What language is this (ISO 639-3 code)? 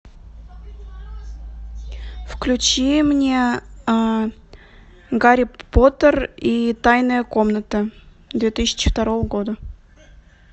rus